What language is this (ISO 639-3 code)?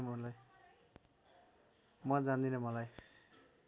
nep